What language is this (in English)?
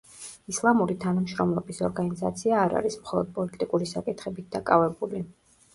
Georgian